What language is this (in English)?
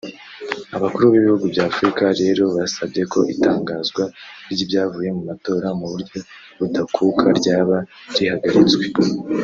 Kinyarwanda